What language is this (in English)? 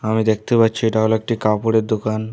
Bangla